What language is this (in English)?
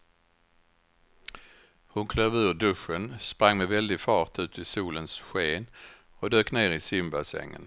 Swedish